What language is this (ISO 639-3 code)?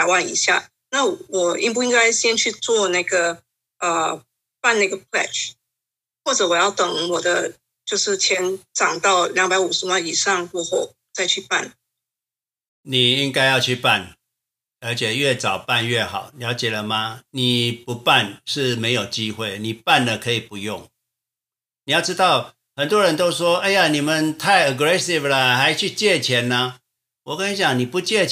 zho